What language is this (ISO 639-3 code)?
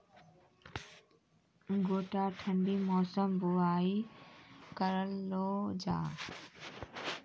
mai